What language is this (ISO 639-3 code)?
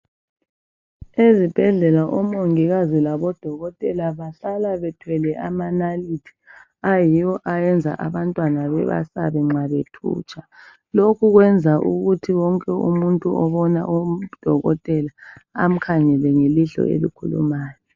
nde